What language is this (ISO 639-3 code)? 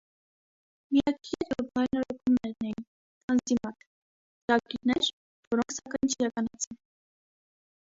hye